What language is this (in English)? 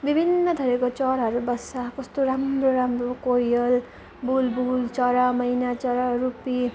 Nepali